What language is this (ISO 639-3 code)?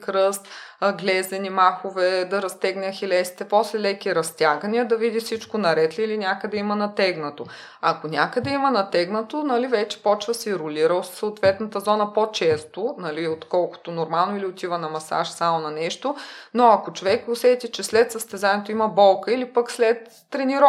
bul